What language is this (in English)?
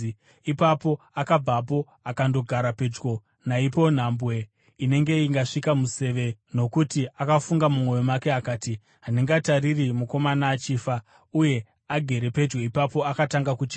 Shona